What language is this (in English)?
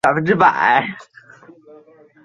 Chinese